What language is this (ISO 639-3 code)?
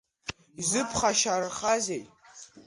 abk